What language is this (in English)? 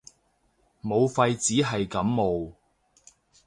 Cantonese